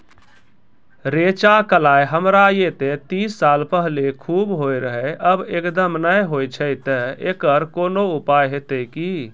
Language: Maithili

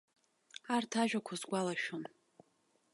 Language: Abkhazian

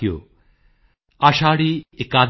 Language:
Punjabi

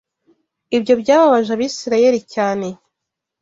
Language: Kinyarwanda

